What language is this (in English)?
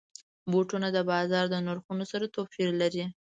Pashto